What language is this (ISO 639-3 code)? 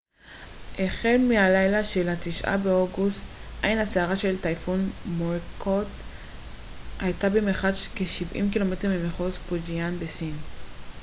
heb